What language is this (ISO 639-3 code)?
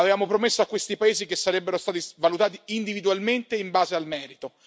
ita